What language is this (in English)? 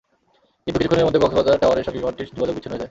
Bangla